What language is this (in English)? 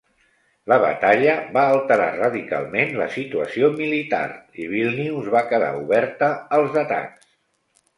Catalan